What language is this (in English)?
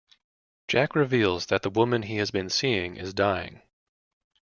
English